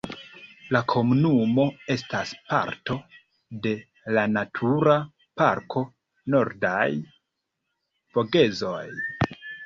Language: Esperanto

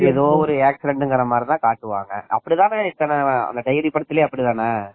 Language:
Tamil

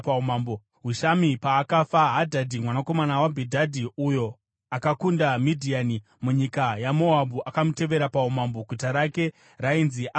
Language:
Shona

